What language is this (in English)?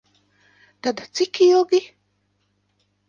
Latvian